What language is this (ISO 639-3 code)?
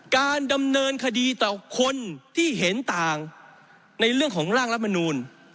tha